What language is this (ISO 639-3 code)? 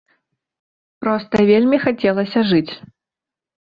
bel